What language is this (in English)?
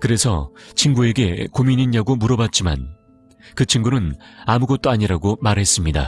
Korean